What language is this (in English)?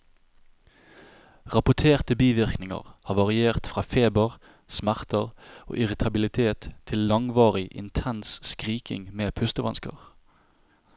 Norwegian